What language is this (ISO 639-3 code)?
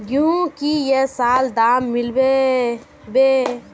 mag